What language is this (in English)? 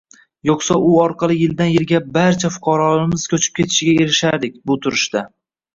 Uzbek